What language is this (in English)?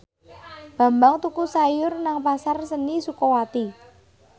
Javanese